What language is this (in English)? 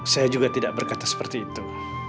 Indonesian